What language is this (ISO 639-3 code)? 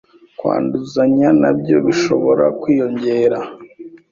kin